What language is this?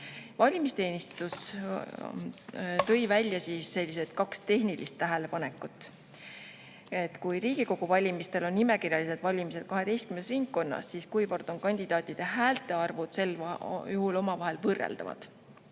Estonian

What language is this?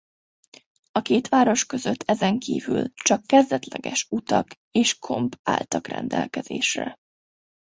Hungarian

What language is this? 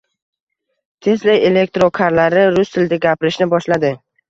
Uzbek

